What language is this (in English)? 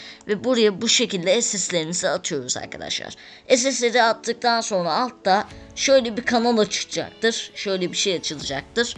Turkish